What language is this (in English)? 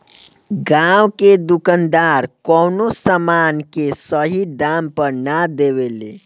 Bhojpuri